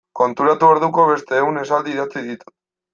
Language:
Basque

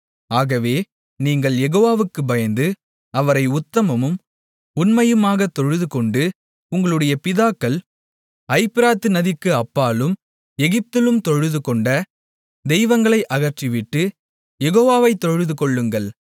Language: Tamil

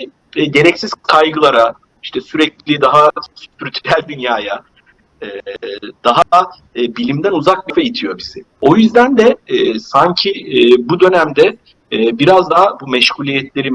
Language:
Turkish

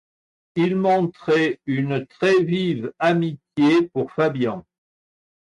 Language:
French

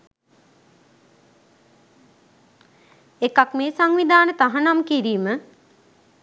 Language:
Sinhala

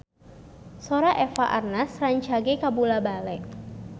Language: Sundanese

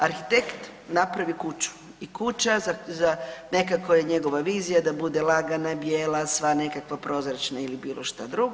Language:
Croatian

